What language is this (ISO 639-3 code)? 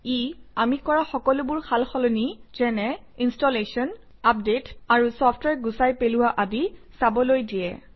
asm